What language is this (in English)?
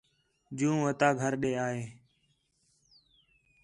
Khetrani